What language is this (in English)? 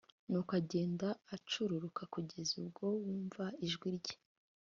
Kinyarwanda